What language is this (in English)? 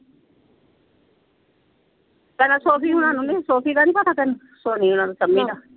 Punjabi